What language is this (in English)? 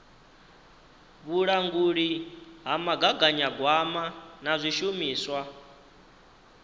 Venda